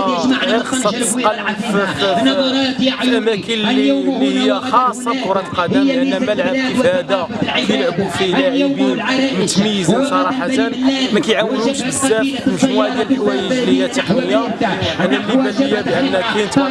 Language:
Arabic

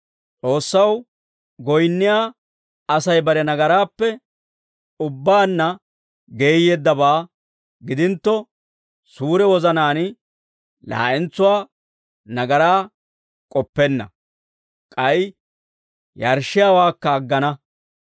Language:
Dawro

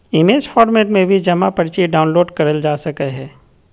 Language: Magahi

